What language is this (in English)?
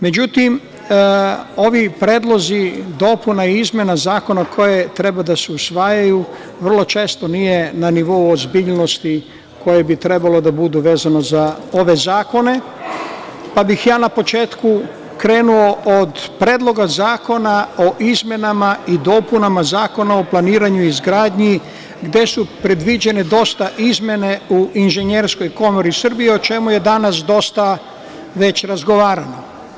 Serbian